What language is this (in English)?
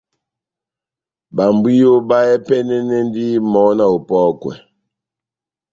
Batanga